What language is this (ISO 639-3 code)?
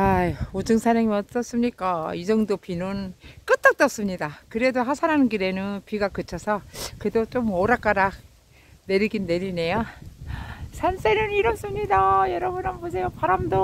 kor